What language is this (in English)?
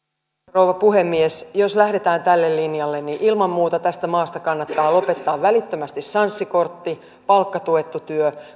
Finnish